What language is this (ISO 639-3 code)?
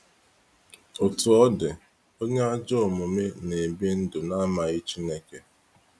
ibo